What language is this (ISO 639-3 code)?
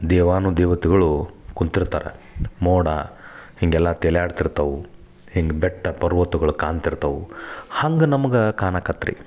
kan